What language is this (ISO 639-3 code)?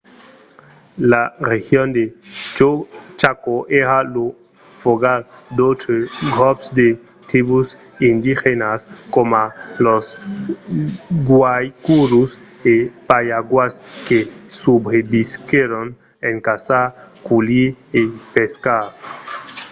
oci